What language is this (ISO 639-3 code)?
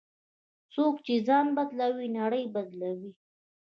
pus